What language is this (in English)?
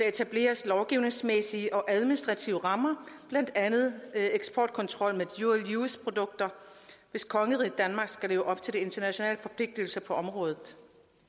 Danish